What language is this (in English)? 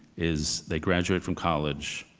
English